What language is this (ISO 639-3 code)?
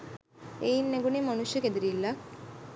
sin